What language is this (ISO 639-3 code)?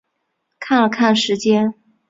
zho